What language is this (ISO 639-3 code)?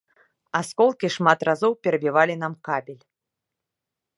bel